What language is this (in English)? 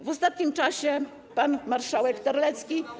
Polish